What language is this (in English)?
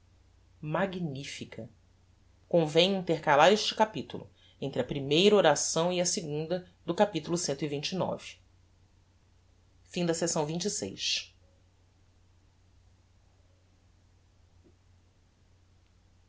Portuguese